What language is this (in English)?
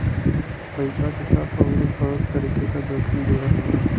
Bhojpuri